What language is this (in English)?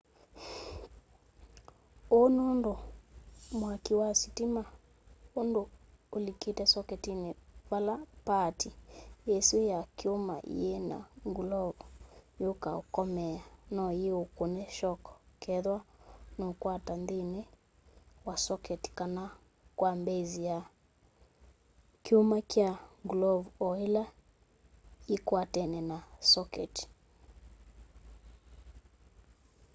Kamba